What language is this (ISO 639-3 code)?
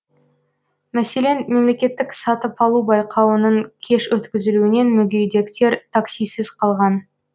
kaz